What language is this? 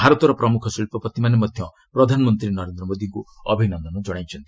Odia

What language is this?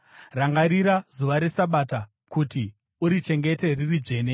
Shona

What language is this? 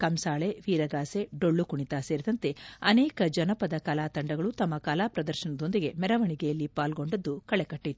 Kannada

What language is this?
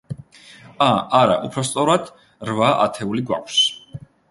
Georgian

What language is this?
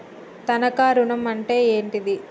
Telugu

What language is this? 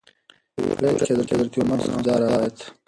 Pashto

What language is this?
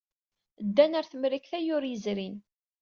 Kabyle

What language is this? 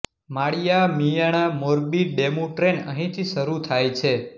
Gujarati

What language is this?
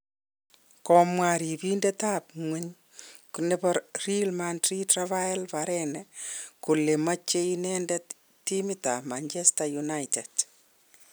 Kalenjin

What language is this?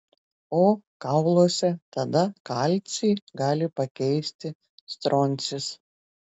Lithuanian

